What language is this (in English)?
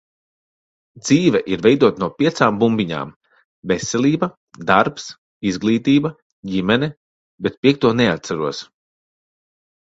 Latvian